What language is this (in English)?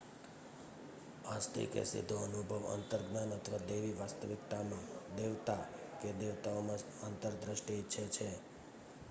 Gujarati